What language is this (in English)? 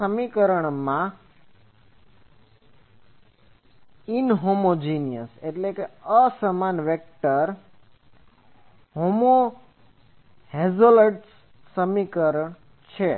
Gujarati